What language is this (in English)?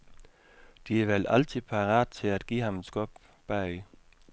Danish